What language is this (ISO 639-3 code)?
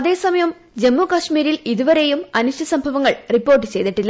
mal